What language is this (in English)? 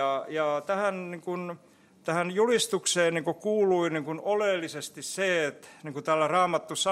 Finnish